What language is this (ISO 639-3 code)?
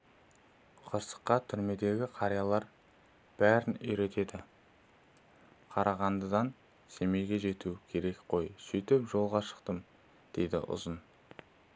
kaz